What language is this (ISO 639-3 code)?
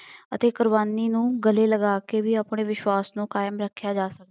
pan